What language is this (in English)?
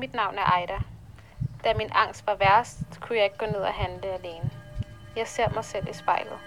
Danish